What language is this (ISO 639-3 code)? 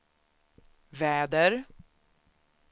swe